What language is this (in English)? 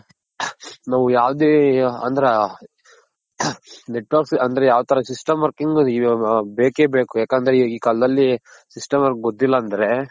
Kannada